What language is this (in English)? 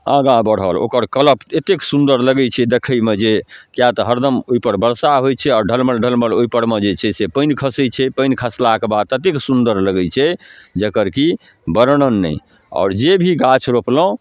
Maithili